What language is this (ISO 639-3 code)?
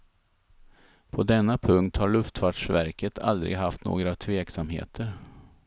swe